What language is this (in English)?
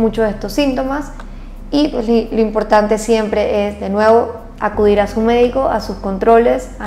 Spanish